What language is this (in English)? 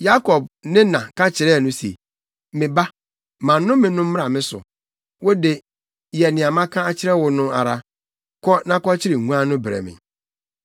Akan